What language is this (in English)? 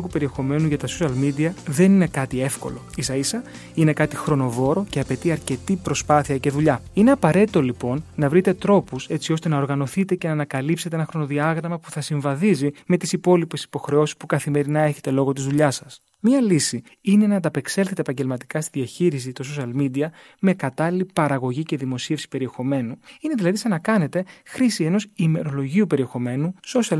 Greek